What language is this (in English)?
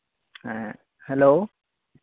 Santali